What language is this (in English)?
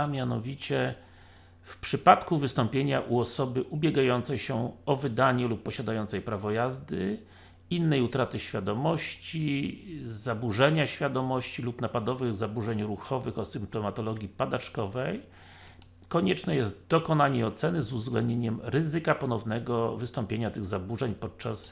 Polish